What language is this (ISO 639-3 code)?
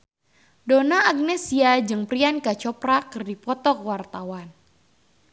sun